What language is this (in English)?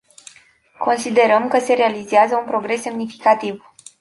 Romanian